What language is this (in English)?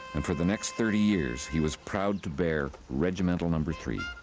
English